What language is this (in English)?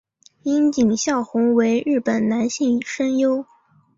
Chinese